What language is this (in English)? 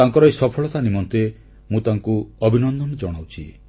Odia